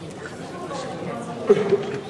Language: Hebrew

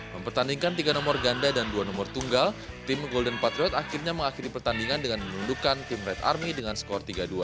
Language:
Indonesian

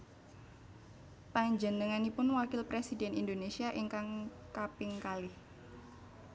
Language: Javanese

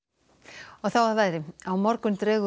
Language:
Icelandic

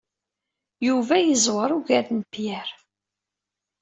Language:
Kabyle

